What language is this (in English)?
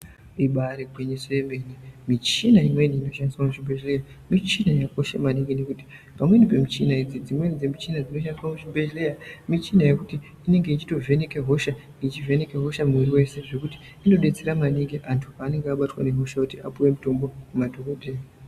Ndau